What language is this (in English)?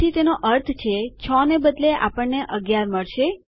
Gujarati